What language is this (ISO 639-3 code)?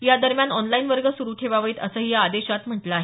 mar